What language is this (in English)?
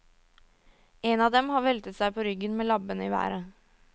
Norwegian